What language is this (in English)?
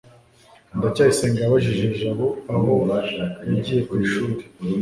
Kinyarwanda